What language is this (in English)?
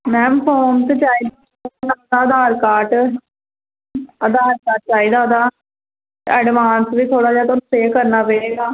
Punjabi